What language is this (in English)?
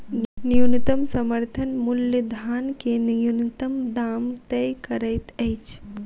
Maithili